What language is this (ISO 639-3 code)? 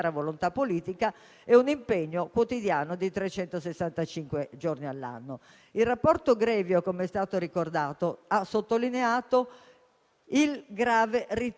ita